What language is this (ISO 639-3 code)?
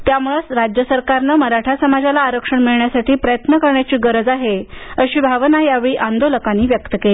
mar